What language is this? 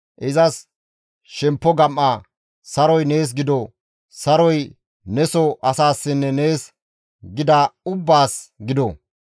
Gamo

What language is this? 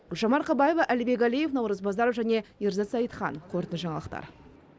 Kazakh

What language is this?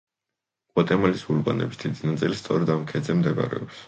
Georgian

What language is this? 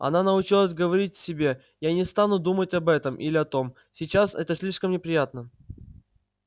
Russian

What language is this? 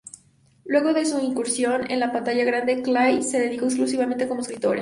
Spanish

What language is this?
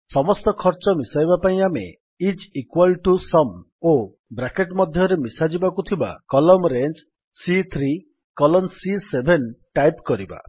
Odia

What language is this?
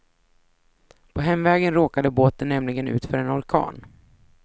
Swedish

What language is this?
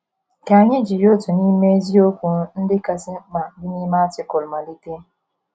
Igbo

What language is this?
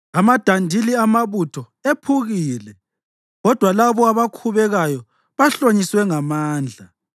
North Ndebele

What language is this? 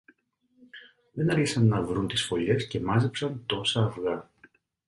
Greek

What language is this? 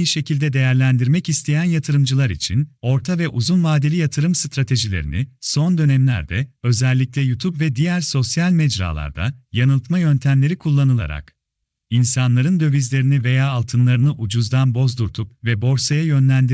Turkish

